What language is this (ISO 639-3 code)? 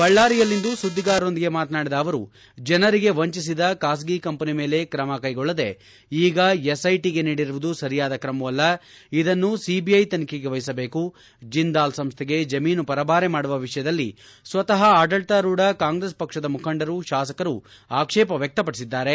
kan